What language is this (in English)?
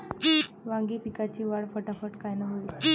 Marathi